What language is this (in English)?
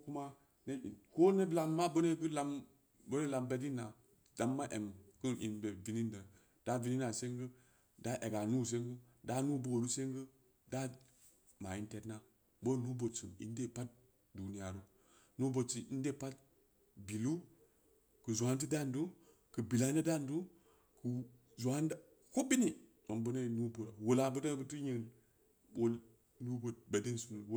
Samba Leko